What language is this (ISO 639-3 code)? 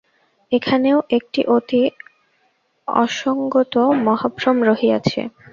ben